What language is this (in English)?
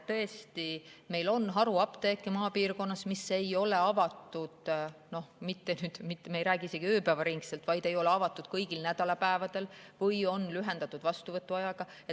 Estonian